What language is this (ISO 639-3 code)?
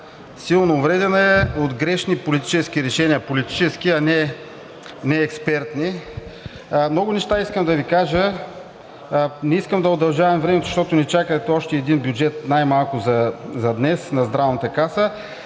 bul